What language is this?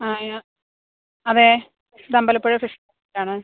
Malayalam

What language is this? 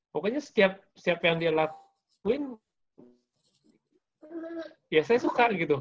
Indonesian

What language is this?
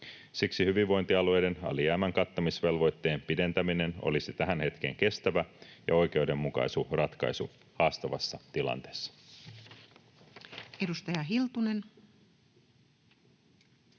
Finnish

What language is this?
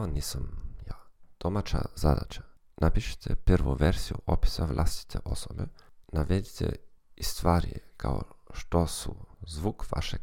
Croatian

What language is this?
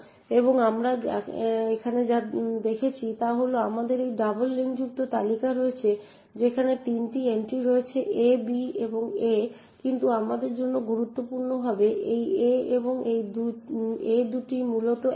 Bangla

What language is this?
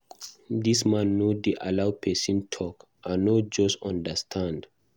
Nigerian Pidgin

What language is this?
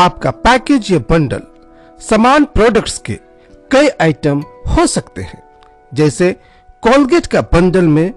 Hindi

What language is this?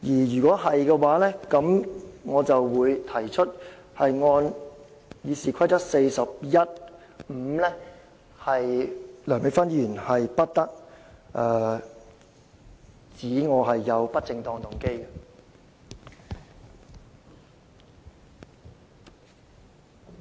Cantonese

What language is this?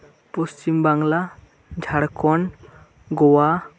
Santali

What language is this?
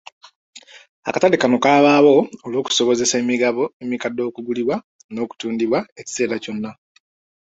Ganda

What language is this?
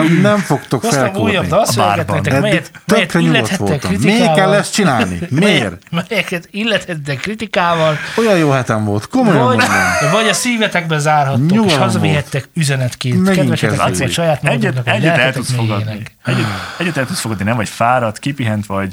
Hungarian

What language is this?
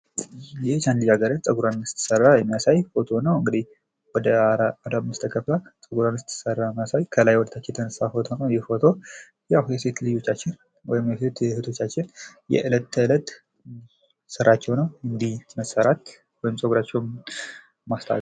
Amharic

